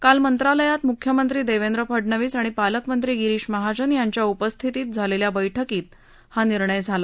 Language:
Marathi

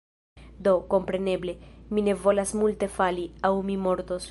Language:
Esperanto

